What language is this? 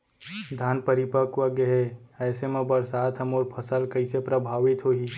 Chhattisgarhi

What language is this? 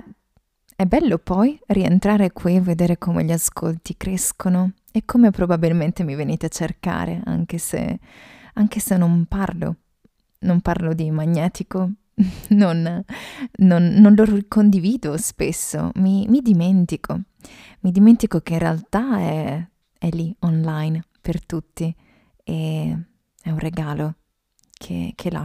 Italian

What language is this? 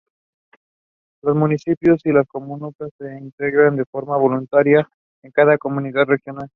Spanish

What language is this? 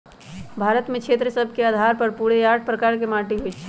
Magahi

